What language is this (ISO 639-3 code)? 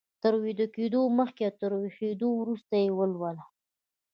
pus